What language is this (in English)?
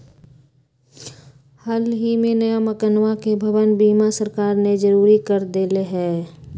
Magahi